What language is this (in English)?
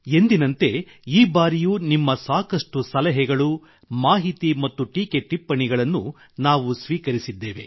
Kannada